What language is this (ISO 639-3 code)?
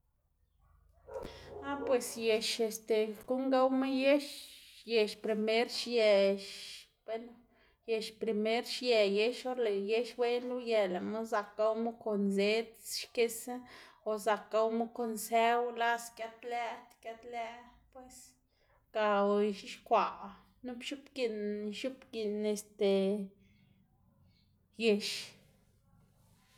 ztg